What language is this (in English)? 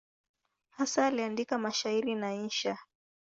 Swahili